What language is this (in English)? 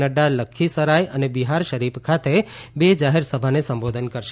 Gujarati